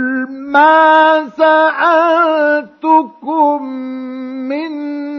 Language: Arabic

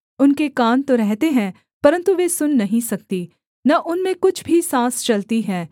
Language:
Hindi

